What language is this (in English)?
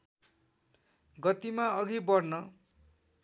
Nepali